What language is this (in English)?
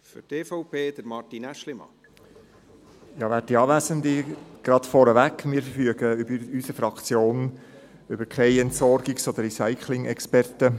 Swiss German